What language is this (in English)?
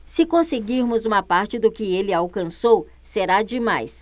Portuguese